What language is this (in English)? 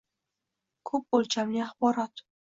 Uzbek